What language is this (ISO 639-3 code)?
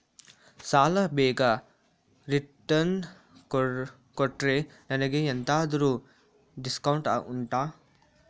kan